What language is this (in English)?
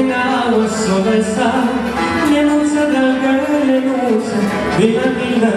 Korean